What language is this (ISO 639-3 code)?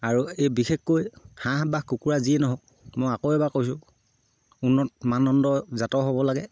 asm